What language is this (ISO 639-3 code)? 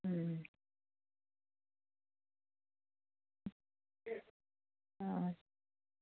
doi